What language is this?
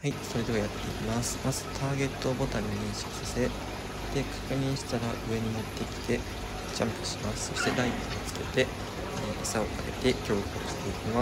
Japanese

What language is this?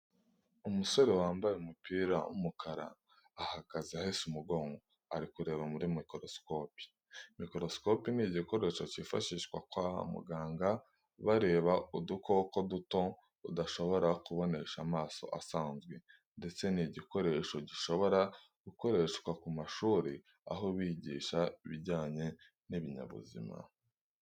Kinyarwanda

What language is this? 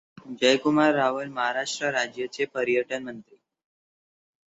Marathi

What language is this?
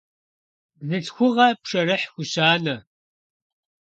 Kabardian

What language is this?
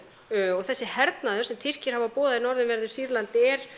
Icelandic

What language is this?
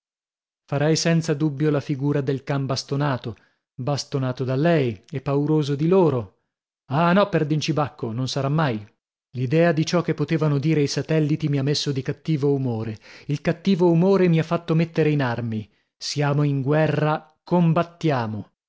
Italian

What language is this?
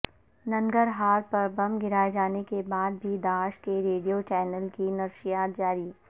Urdu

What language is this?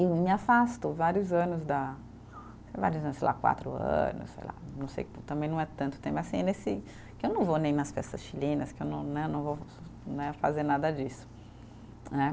Portuguese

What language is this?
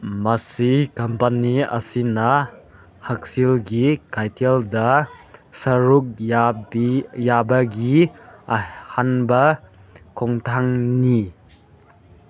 Manipuri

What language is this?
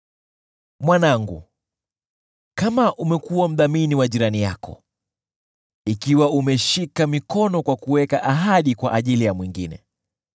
Swahili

